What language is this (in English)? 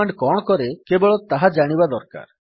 Odia